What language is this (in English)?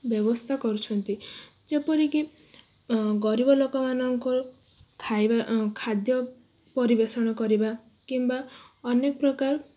Odia